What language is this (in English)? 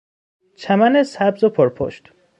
Persian